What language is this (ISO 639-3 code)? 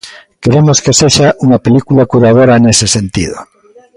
glg